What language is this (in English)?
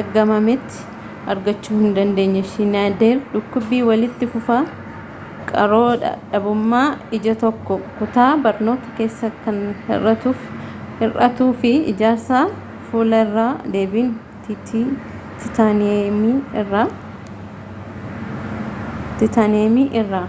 Oromo